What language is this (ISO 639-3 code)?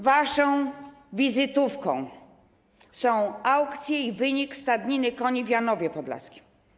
pol